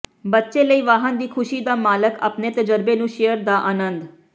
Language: Punjabi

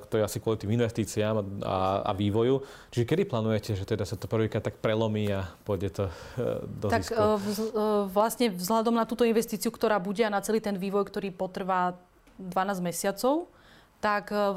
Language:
Slovak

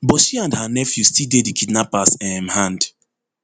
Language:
Nigerian Pidgin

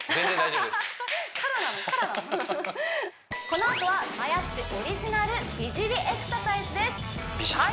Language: Japanese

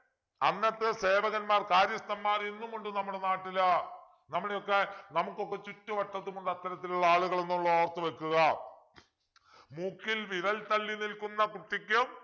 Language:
Malayalam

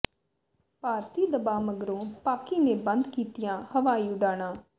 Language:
Punjabi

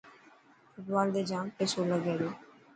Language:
Dhatki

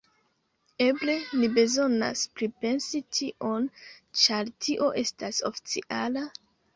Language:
Esperanto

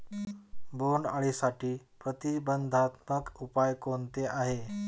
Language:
Marathi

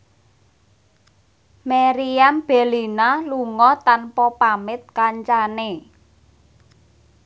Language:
Javanese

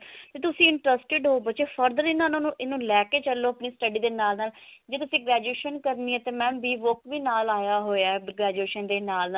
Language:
Punjabi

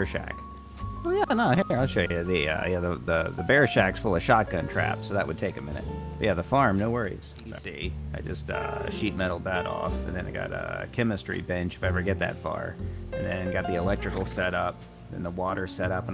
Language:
English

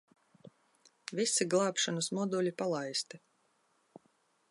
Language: Latvian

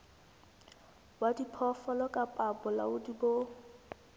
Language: Southern Sotho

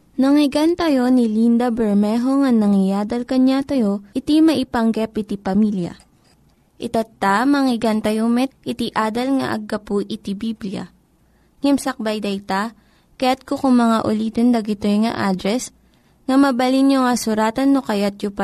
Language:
Filipino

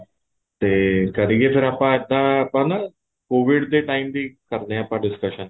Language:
Punjabi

